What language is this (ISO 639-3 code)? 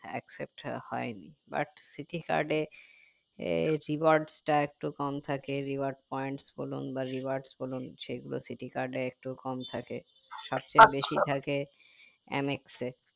ben